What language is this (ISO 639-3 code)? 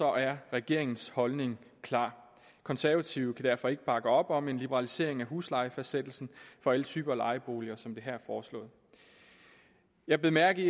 dan